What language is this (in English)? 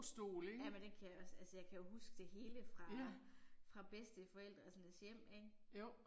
Danish